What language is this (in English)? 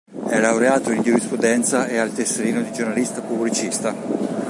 Italian